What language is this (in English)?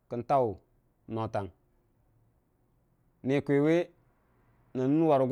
Dijim-Bwilim